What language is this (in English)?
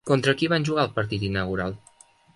Catalan